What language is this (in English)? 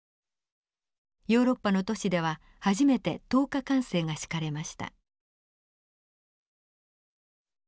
Japanese